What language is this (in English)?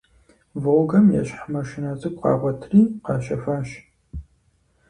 Kabardian